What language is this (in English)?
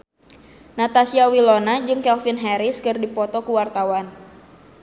Sundanese